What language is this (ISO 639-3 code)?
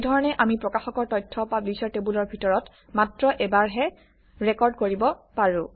asm